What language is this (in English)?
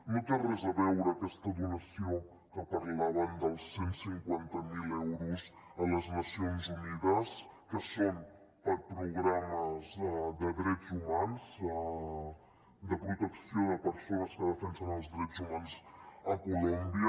Catalan